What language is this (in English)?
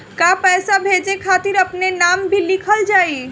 Bhojpuri